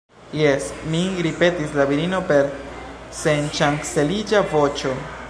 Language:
Esperanto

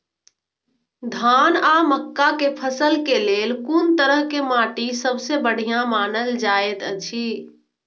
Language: Maithili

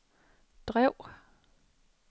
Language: Danish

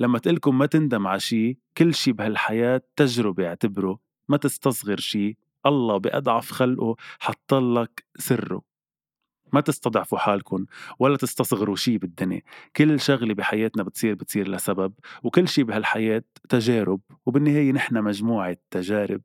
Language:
Arabic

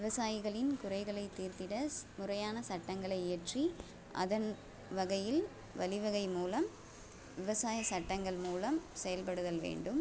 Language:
Tamil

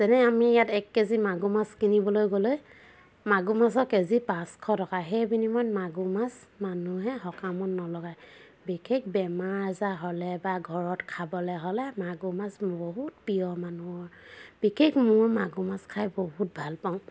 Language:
Assamese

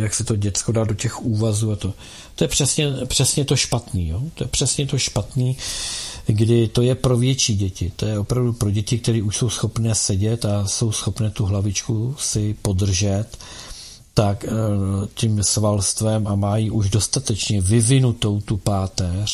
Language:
Czech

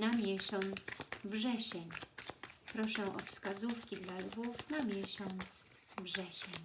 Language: Polish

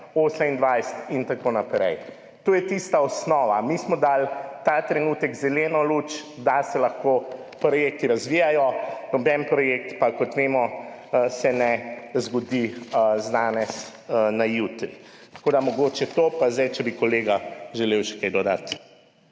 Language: Slovenian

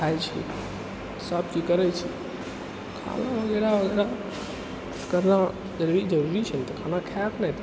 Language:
Maithili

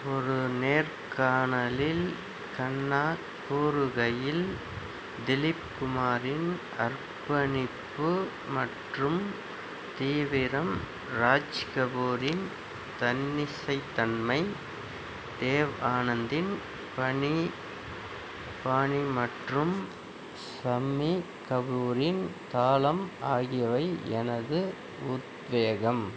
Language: Tamil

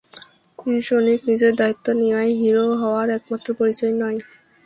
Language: Bangla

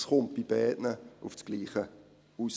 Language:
Swiss German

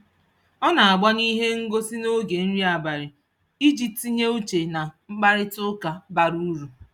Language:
Igbo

